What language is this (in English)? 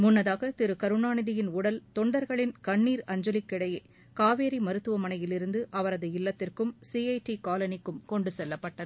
Tamil